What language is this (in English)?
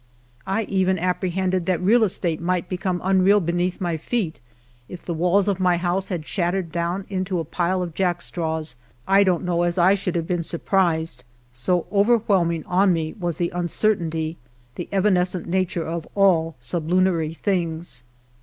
English